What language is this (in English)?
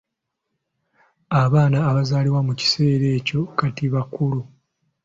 Ganda